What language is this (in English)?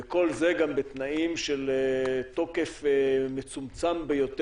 Hebrew